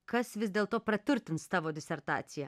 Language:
Lithuanian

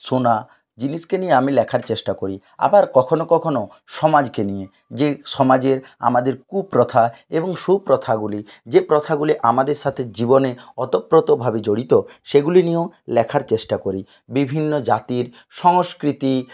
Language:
Bangla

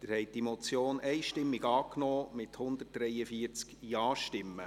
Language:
Swiss German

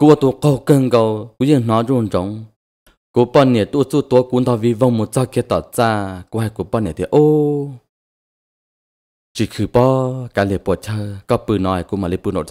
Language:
Thai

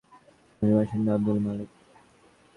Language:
Bangla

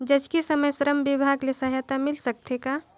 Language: Chhattisgarhi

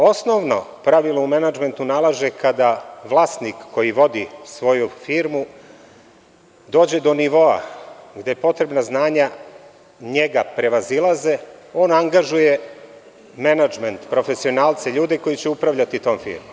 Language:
Serbian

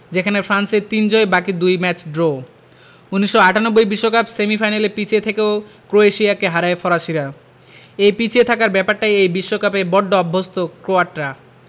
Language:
Bangla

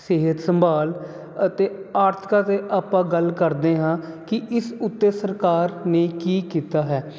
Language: Punjabi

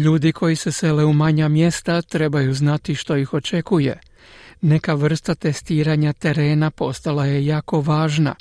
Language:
Croatian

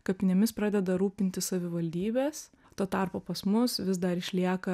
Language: Lithuanian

